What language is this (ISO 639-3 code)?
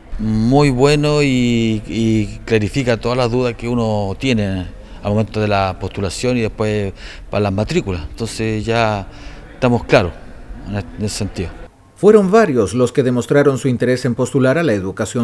spa